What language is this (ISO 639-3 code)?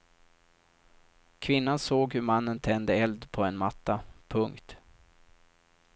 swe